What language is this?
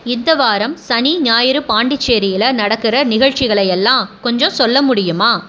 Tamil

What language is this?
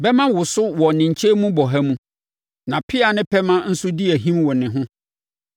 Akan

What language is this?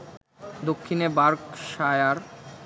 Bangla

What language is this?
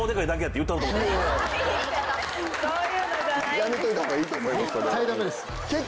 Japanese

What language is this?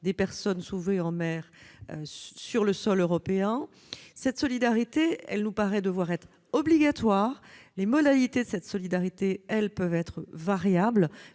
French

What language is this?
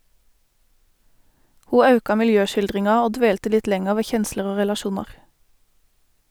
Norwegian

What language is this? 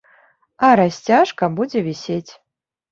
Belarusian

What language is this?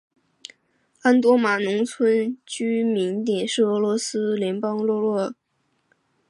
Chinese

